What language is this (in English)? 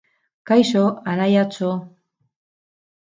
Basque